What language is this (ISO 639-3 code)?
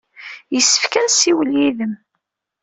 kab